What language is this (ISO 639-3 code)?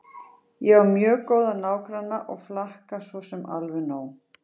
isl